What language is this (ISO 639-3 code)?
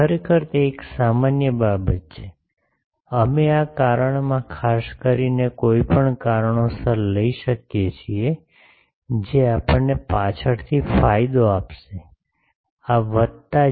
guj